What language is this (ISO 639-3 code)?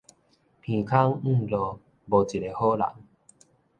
nan